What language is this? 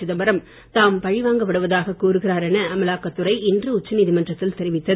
Tamil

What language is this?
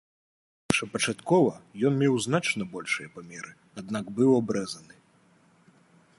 Belarusian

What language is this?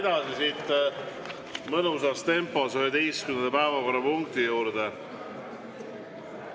Estonian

